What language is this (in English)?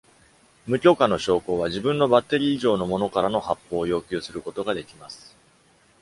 Japanese